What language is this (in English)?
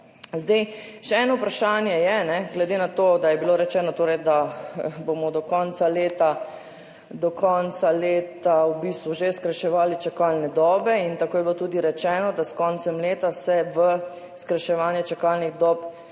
Slovenian